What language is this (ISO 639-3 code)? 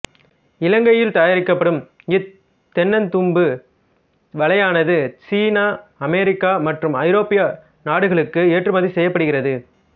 tam